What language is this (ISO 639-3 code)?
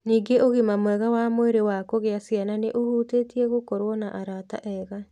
kik